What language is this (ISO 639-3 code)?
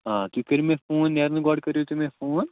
kas